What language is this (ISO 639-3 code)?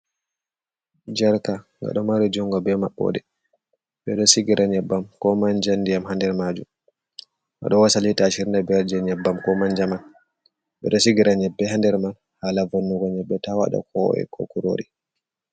ful